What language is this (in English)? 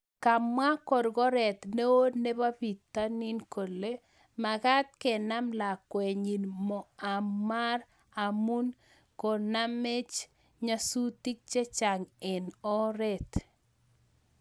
Kalenjin